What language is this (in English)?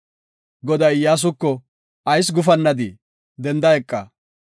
Gofa